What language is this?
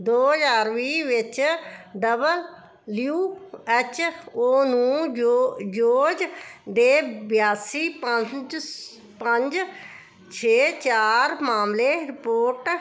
Punjabi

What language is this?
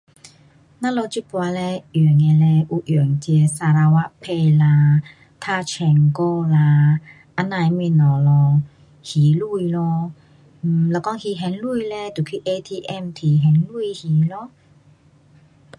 Pu-Xian Chinese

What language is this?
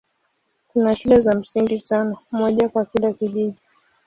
Swahili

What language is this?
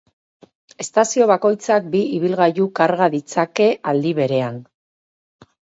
Basque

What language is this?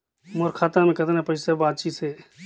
Chhattisgarhi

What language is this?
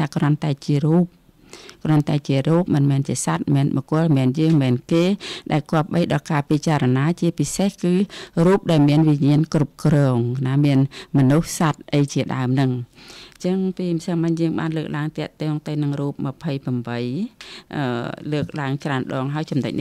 Thai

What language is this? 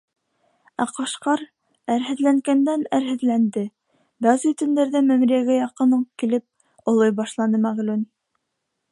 Bashkir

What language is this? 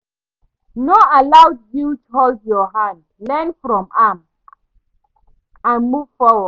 Nigerian Pidgin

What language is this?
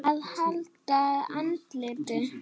Icelandic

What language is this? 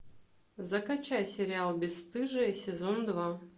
Russian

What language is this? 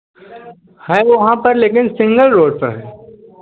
Hindi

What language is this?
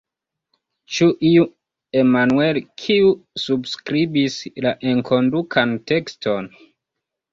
Esperanto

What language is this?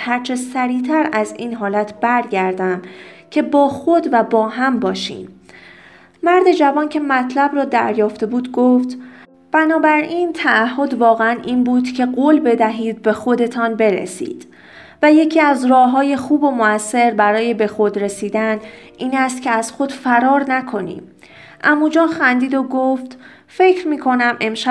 Persian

